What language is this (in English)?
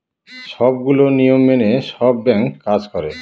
Bangla